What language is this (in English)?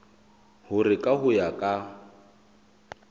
Southern Sotho